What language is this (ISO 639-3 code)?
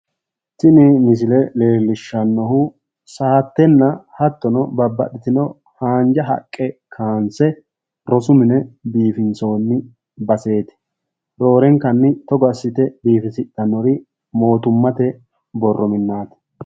sid